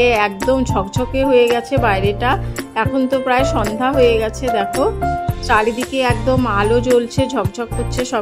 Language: Thai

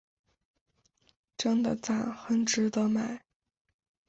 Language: Chinese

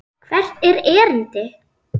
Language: Icelandic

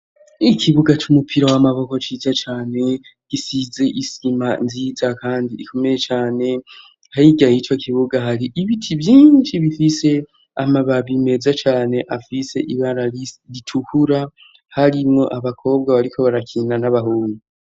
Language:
Rundi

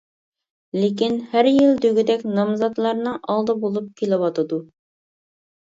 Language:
Uyghur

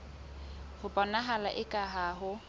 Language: Southern Sotho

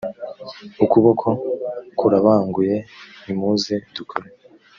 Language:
Kinyarwanda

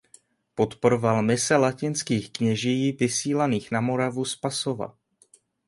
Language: Czech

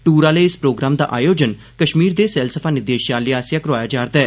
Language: Dogri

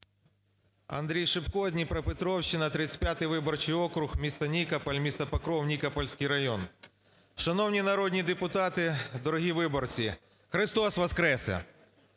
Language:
Ukrainian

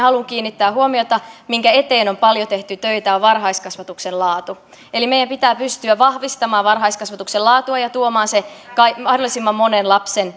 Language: Finnish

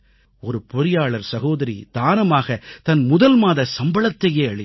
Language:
Tamil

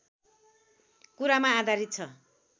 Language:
Nepali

